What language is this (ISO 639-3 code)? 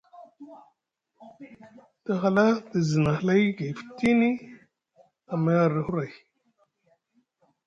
mug